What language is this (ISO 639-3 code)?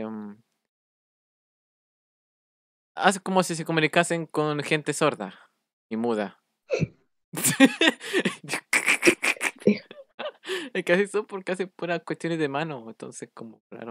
spa